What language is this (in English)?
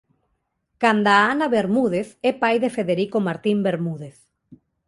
Galician